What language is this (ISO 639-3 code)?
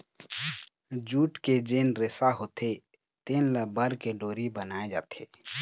hne